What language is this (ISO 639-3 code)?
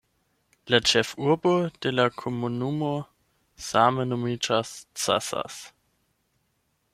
epo